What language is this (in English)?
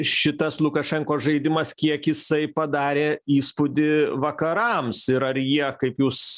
Lithuanian